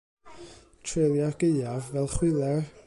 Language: Welsh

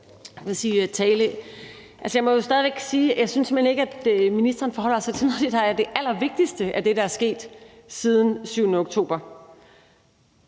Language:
Danish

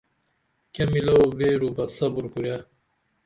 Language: Dameli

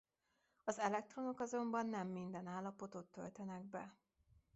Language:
Hungarian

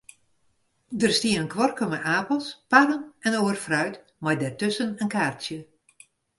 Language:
Western Frisian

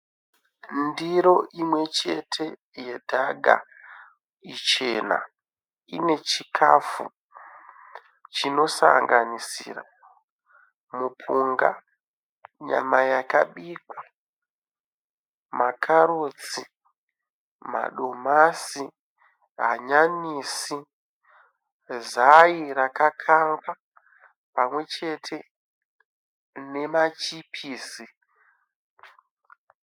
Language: Shona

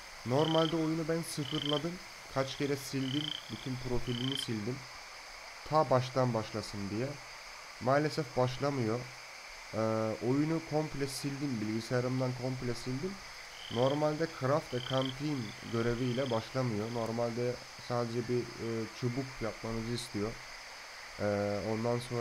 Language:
Turkish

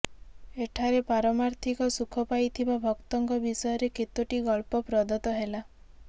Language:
Odia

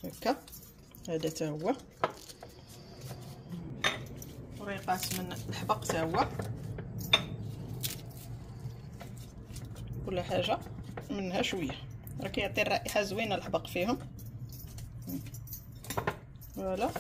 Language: Arabic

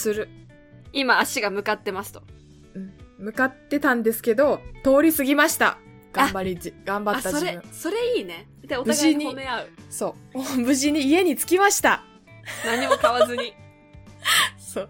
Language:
Japanese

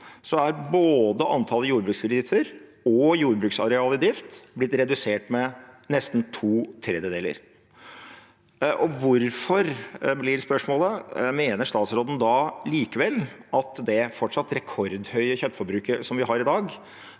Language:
Norwegian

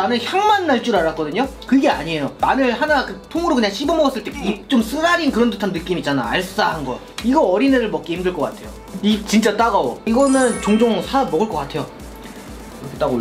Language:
Korean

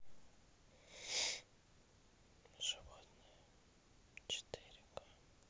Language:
Russian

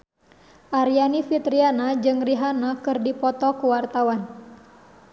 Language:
Sundanese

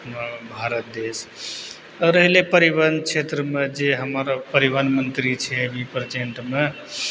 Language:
Maithili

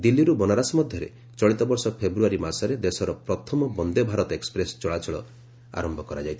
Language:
Odia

